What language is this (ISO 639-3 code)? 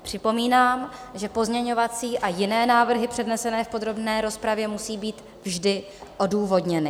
ces